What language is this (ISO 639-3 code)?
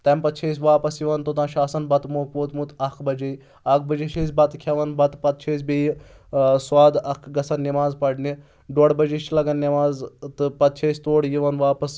kas